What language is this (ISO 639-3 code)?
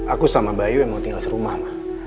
ind